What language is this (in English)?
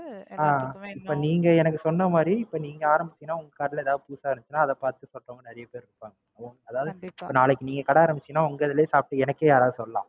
Tamil